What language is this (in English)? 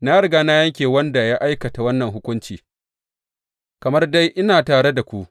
Hausa